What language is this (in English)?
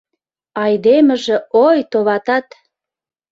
Mari